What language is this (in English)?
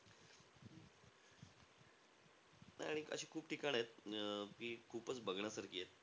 Marathi